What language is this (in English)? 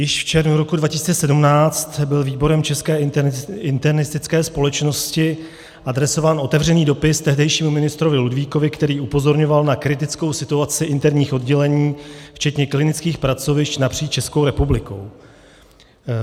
Czech